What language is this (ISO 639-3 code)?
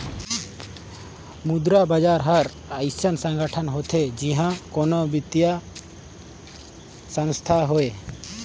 hne